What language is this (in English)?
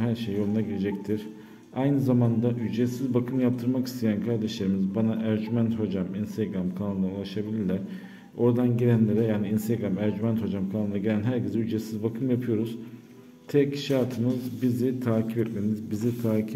Turkish